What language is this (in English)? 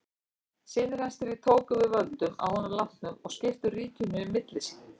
Icelandic